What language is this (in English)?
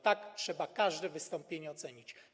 Polish